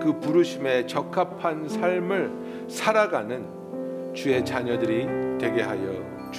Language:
Korean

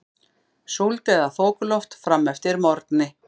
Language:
Icelandic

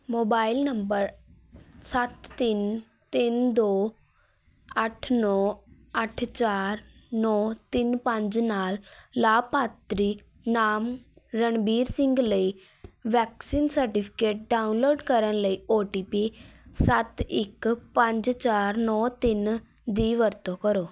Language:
Punjabi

